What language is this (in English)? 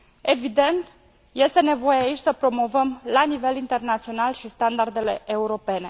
Romanian